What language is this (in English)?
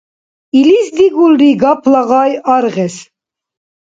Dargwa